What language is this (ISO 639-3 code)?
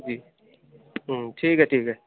doi